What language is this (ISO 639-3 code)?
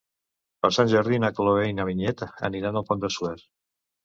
cat